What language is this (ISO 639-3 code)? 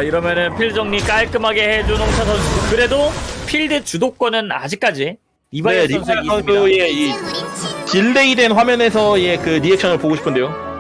kor